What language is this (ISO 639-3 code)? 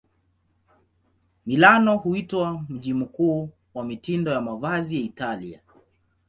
swa